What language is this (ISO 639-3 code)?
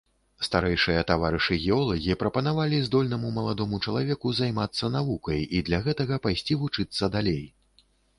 bel